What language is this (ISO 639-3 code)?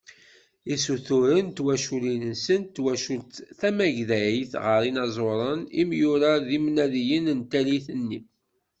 kab